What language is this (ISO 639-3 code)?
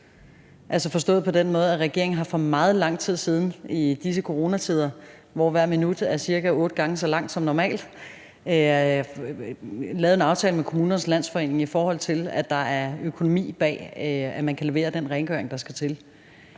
dan